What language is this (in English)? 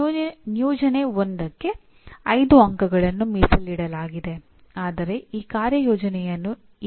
Kannada